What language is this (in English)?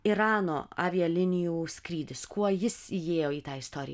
Lithuanian